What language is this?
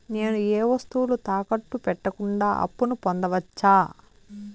Telugu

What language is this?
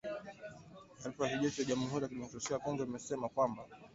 Swahili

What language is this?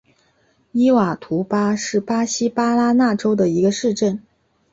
Chinese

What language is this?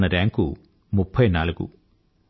Telugu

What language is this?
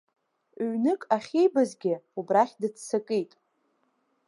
Abkhazian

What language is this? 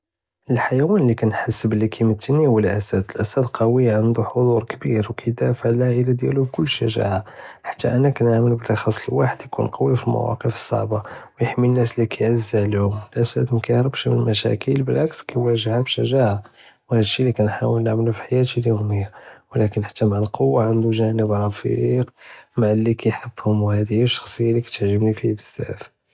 Judeo-Arabic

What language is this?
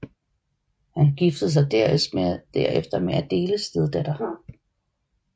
Danish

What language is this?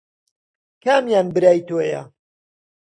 Central Kurdish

